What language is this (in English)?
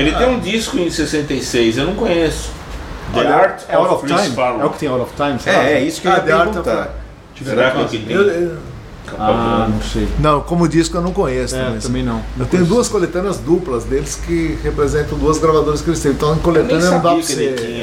Portuguese